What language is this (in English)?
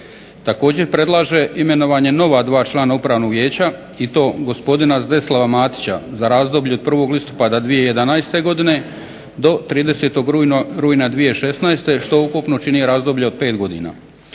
Croatian